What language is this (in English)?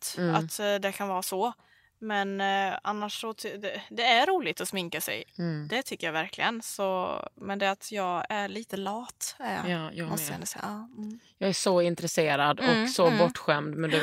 Swedish